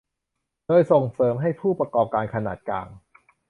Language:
Thai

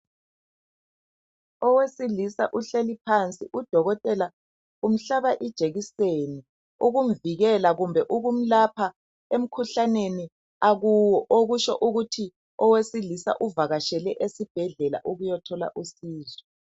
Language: North Ndebele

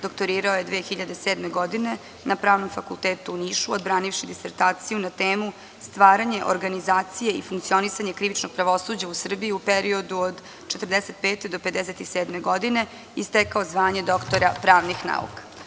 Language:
Serbian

